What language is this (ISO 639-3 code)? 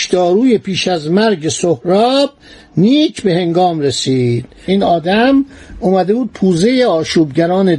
fas